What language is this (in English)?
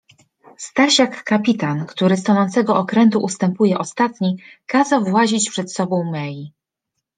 Polish